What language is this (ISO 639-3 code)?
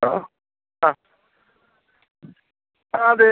mal